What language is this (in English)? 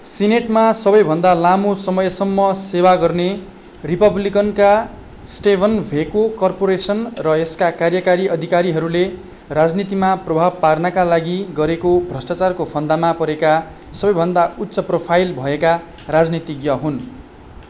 Nepali